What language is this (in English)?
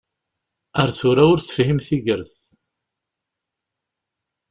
Kabyle